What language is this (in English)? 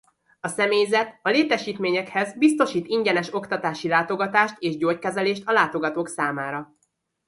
Hungarian